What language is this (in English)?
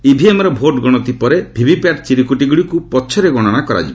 Odia